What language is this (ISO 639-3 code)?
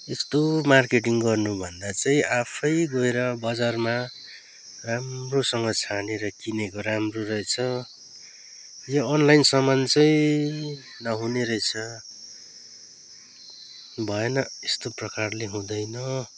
nep